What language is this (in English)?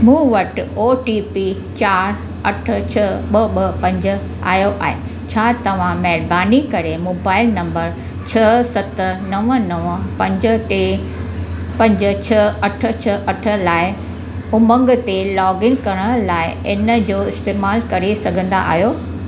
Sindhi